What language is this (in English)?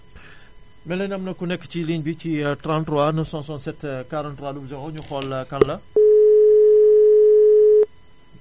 Wolof